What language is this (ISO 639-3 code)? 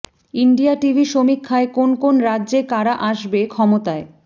ben